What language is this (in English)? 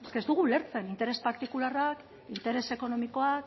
Basque